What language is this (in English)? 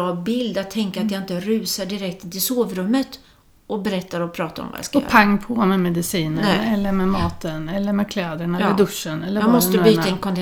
Swedish